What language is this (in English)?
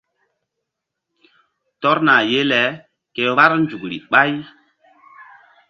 Mbum